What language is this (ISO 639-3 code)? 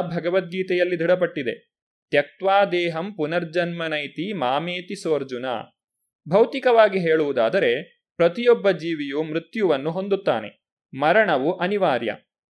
kan